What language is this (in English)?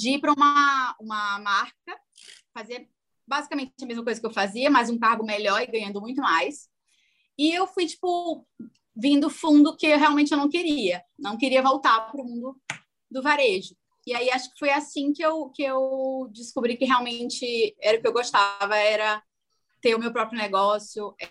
Portuguese